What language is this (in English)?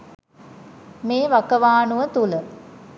Sinhala